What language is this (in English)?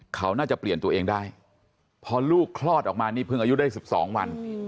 Thai